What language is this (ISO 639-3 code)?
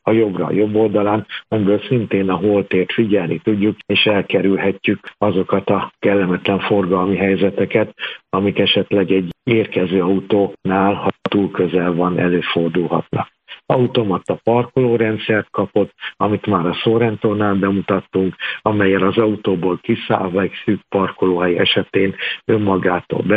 hun